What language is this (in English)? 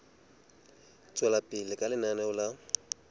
Southern Sotho